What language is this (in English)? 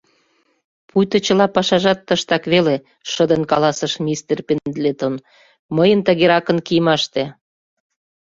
Mari